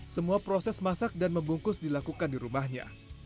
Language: Indonesian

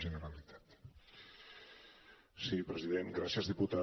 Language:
Catalan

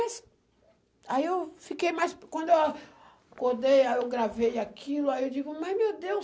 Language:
Portuguese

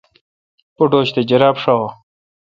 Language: Kalkoti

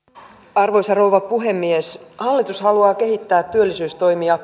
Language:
Finnish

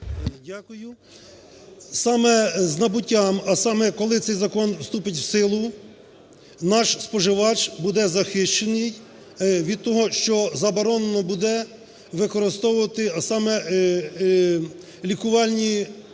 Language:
Ukrainian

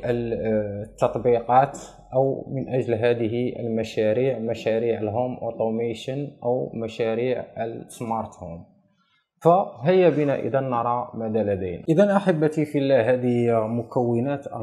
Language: Arabic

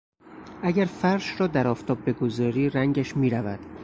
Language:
Persian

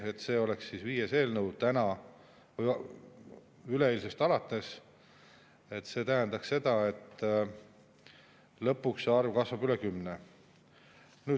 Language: Estonian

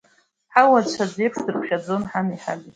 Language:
Abkhazian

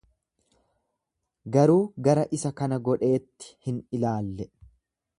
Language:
Oromo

